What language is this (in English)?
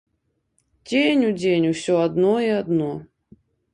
Belarusian